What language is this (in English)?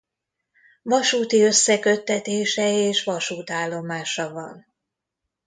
Hungarian